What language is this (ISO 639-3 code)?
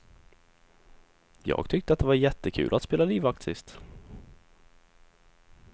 swe